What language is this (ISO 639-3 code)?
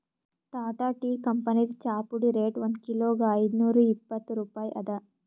kan